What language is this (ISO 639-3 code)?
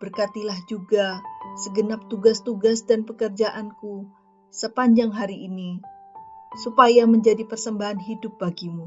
ind